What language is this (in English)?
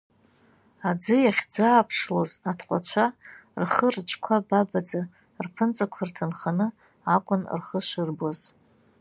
Abkhazian